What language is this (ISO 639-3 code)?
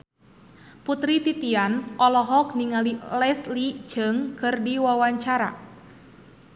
sun